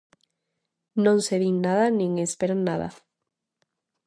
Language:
Galician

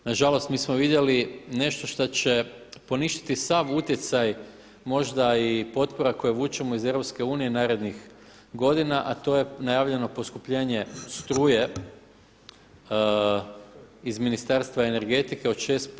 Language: Croatian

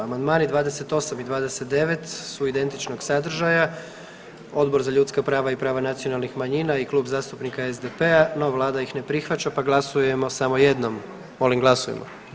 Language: Croatian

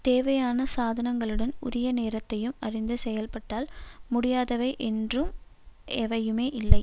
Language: Tamil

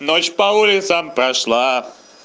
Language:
Russian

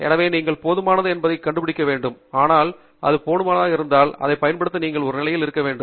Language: Tamil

